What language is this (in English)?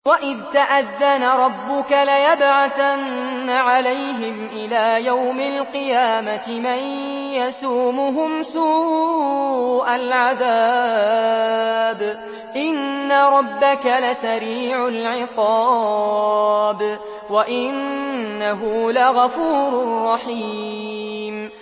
Arabic